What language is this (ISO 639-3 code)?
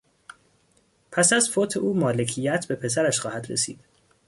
fas